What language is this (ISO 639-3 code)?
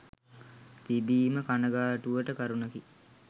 sin